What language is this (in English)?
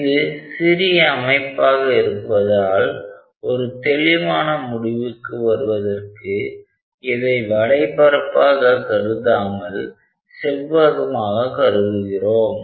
Tamil